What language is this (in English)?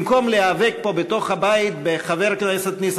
Hebrew